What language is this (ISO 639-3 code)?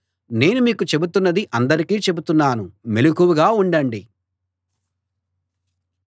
tel